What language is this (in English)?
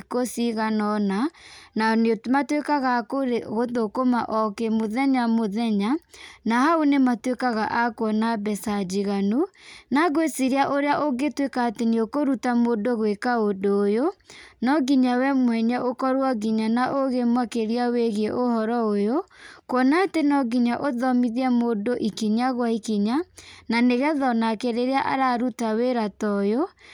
Kikuyu